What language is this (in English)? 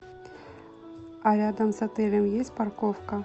Russian